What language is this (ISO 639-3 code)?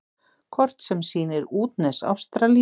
isl